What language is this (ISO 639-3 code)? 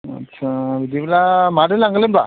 brx